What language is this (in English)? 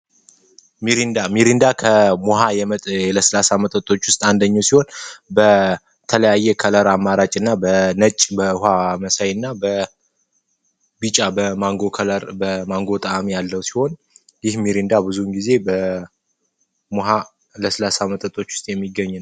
Amharic